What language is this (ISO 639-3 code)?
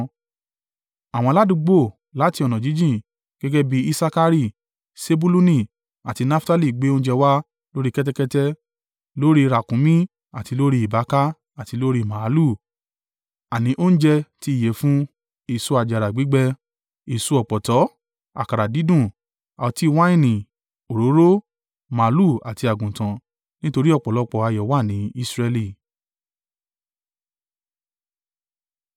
yor